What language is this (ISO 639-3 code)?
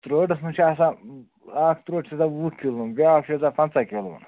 kas